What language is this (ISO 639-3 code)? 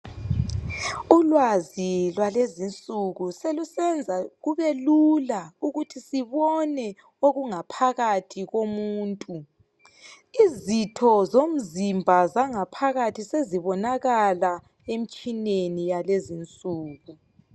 nde